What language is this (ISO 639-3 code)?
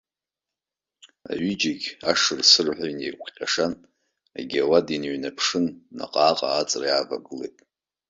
abk